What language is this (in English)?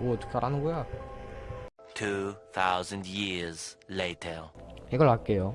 Korean